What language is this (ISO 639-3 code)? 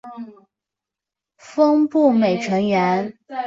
zho